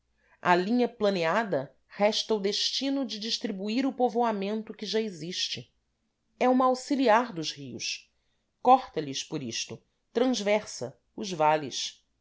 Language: Portuguese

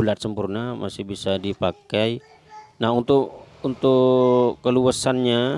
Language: Indonesian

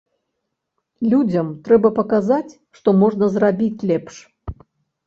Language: Belarusian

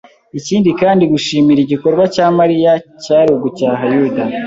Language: Kinyarwanda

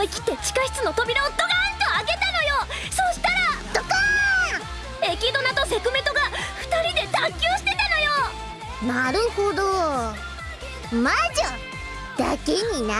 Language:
Japanese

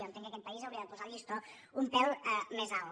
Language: Catalan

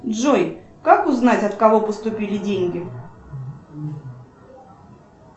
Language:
Russian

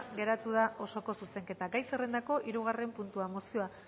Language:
Basque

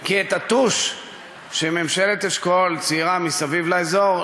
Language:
Hebrew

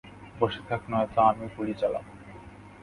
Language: Bangla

